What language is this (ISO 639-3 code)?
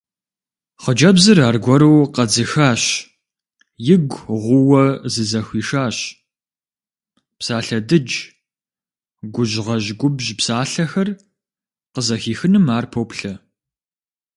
kbd